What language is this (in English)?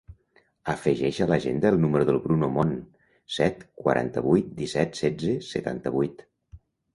Catalan